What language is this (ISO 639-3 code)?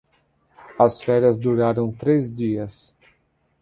por